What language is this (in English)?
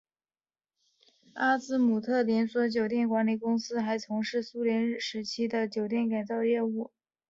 Chinese